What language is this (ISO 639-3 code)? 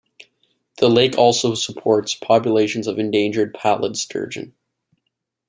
eng